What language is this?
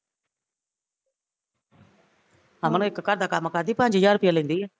Punjabi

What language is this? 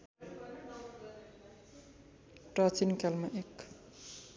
Nepali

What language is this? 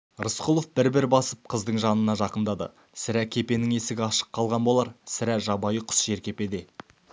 Kazakh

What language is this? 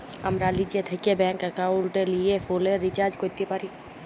Bangla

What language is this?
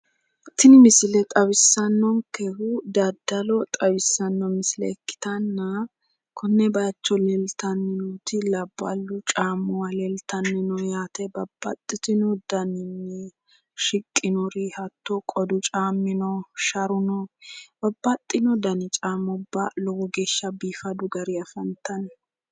Sidamo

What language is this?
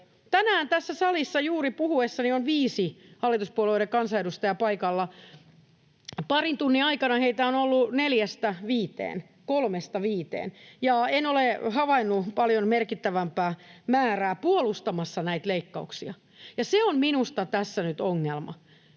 Finnish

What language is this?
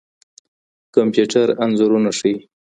Pashto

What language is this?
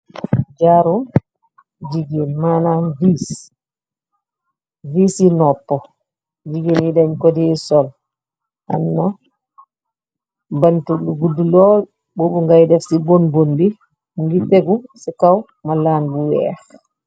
Wolof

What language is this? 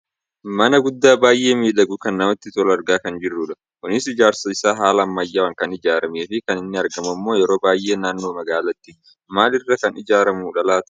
Oromo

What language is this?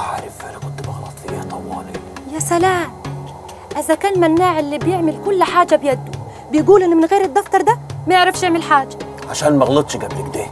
Arabic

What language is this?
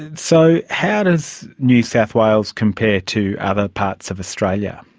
English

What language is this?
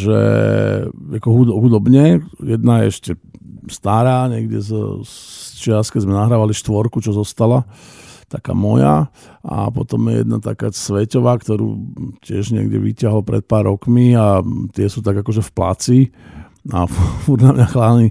Slovak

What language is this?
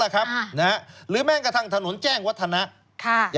Thai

